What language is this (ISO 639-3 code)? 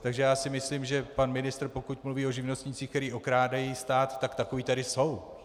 ces